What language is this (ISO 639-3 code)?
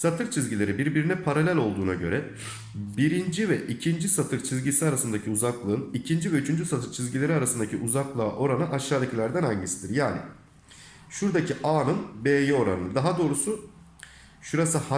tur